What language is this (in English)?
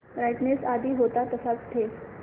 Marathi